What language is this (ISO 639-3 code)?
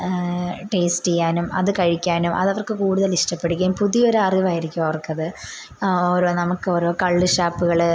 mal